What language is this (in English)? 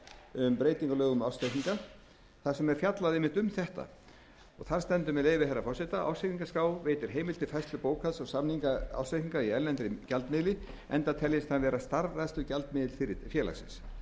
Icelandic